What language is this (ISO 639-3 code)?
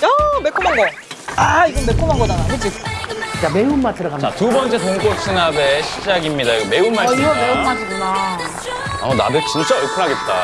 kor